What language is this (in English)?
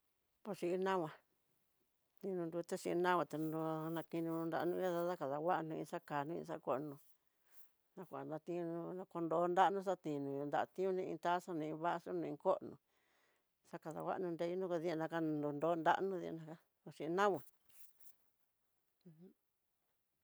Tidaá Mixtec